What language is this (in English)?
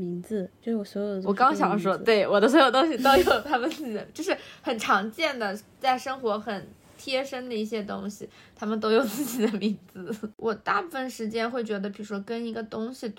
Chinese